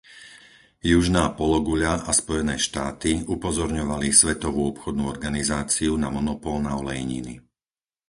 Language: Slovak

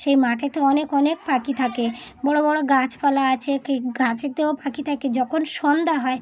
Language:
Bangla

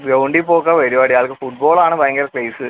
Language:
Malayalam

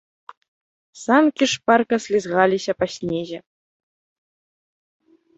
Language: Belarusian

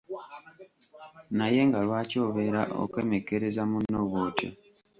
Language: Ganda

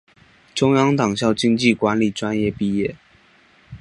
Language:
Chinese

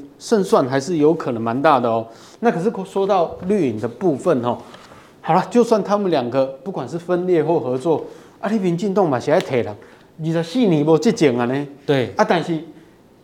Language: Chinese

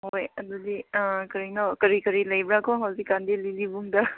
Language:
Manipuri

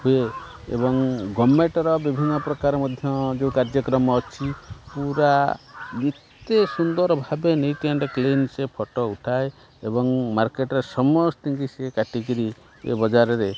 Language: Odia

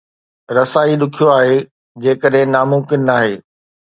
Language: Sindhi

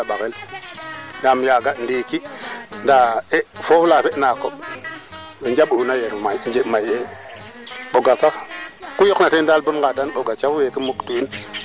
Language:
Serer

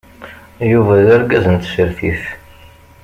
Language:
Kabyle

